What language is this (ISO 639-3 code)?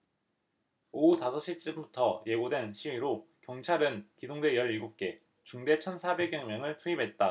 kor